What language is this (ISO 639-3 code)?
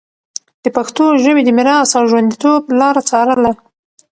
pus